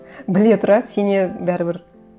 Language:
Kazakh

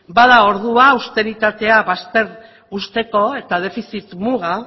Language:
Basque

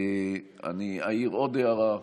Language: Hebrew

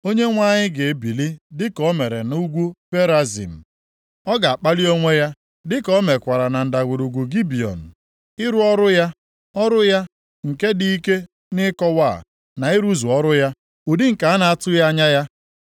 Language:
Igbo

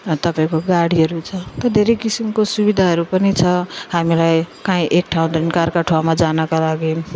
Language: Nepali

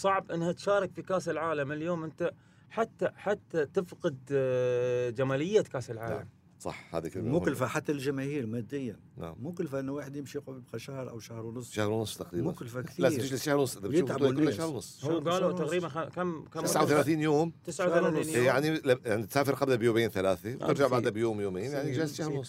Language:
Arabic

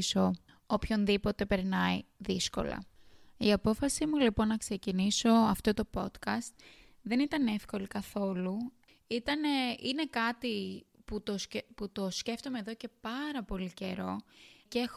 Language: Greek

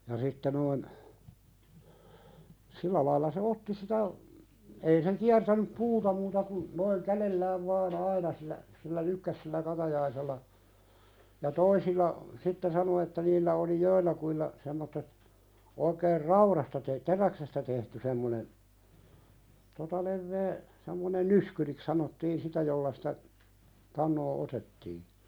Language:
Finnish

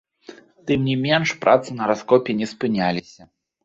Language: Belarusian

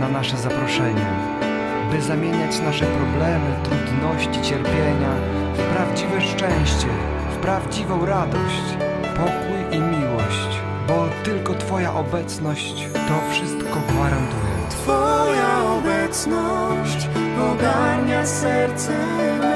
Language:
Polish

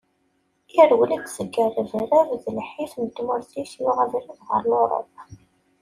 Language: Kabyle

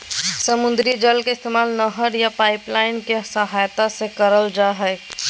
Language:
Magahi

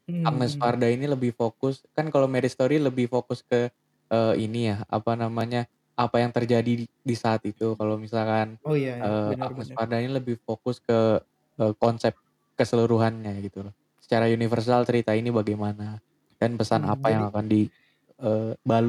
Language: Indonesian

